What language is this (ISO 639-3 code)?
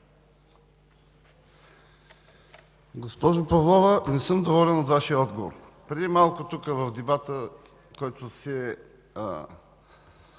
bul